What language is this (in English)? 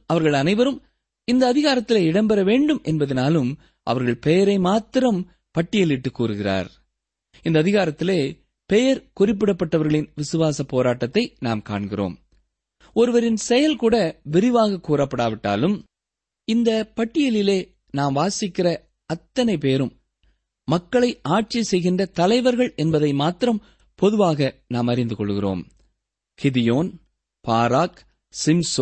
Tamil